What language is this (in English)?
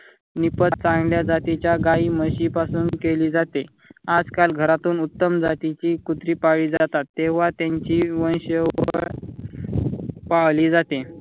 Marathi